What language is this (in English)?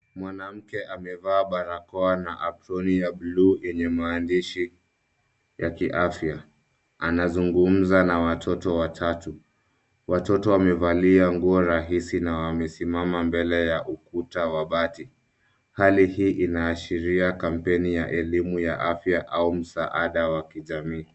Swahili